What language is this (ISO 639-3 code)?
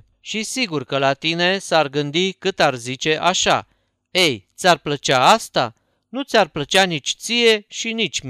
ron